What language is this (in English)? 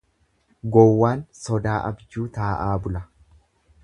Oromo